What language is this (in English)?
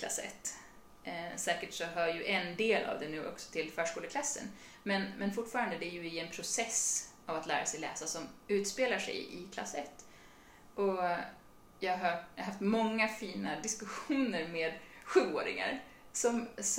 Swedish